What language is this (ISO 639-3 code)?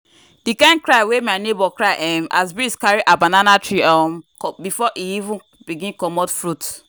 pcm